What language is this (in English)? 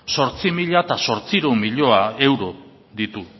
Basque